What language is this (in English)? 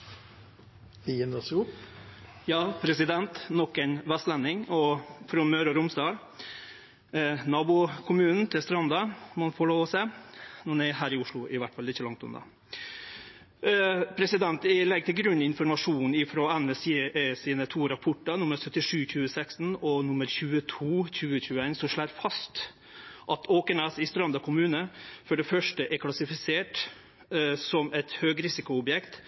Norwegian Nynorsk